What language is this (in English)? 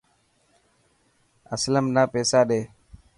Dhatki